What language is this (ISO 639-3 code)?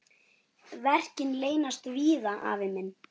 isl